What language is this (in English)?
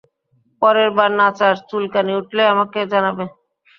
Bangla